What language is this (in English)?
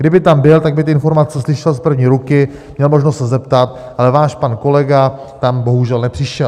Czech